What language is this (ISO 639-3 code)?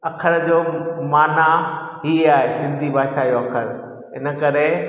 snd